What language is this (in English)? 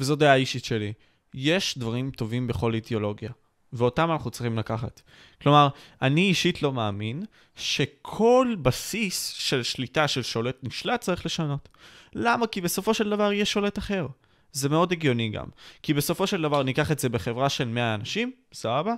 Hebrew